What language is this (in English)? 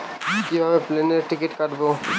Bangla